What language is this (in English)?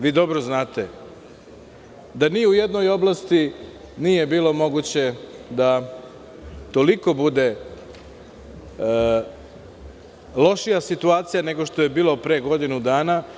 Serbian